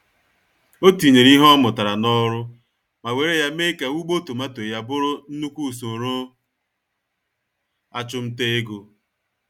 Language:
Igbo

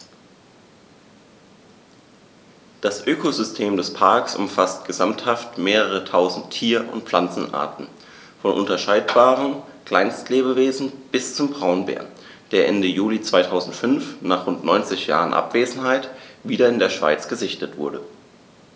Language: German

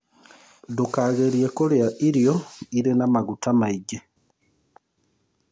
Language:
Kikuyu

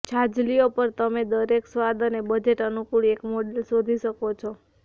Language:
Gujarati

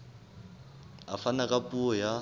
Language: Southern Sotho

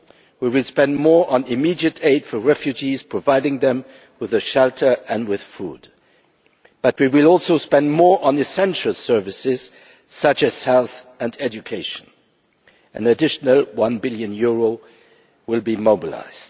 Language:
English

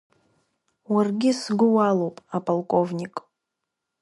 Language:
Abkhazian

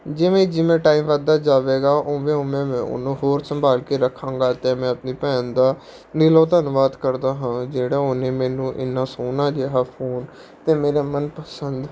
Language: Punjabi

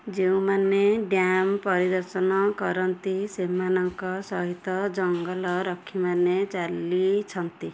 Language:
Odia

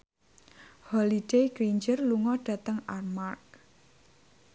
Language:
Javanese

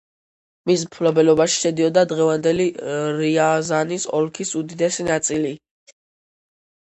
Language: Georgian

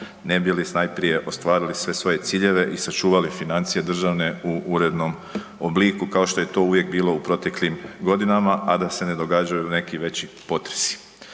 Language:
Croatian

